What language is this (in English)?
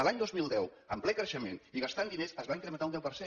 Catalan